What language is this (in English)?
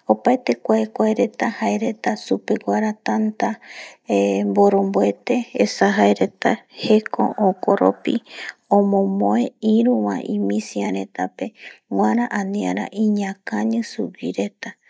Eastern Bolivian Guaraní